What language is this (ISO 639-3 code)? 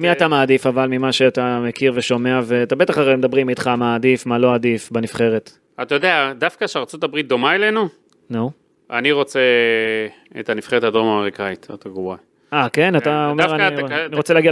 heb